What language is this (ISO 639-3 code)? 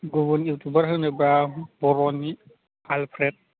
brx